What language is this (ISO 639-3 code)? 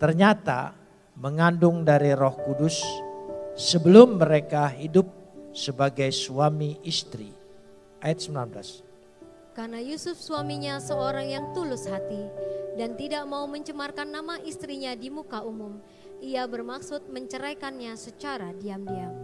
ind